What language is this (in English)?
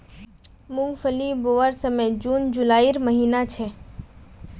Magahi